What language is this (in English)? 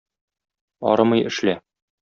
Tatar